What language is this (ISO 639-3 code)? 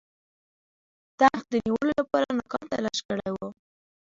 pus